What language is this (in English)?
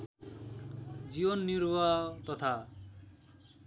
Nepali